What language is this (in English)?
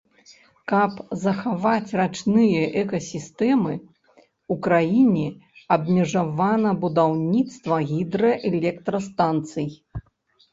Belarusian